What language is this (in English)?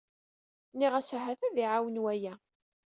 Kabyle